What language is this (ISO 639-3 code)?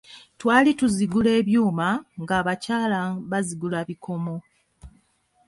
lug